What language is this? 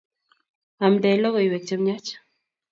Kalenjin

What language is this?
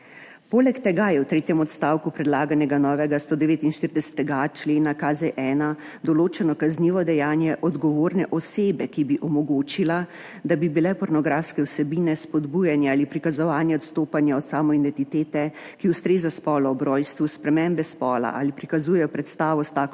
Slovenian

